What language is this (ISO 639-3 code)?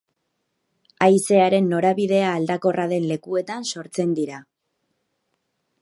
eus